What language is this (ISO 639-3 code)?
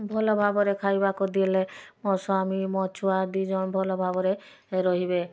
ori